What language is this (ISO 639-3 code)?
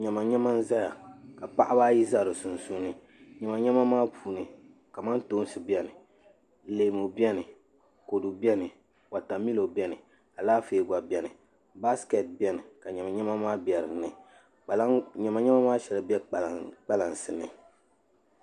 dag